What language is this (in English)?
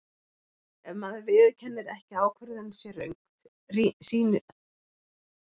Icelandic